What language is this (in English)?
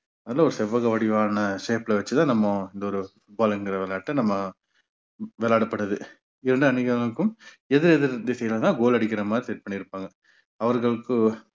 Tamil